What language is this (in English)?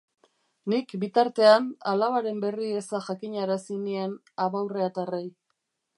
Basque